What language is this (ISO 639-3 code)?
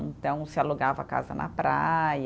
por